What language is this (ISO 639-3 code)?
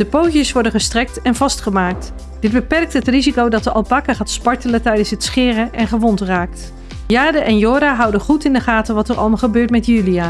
nld